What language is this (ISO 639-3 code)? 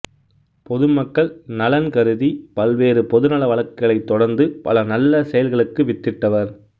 tam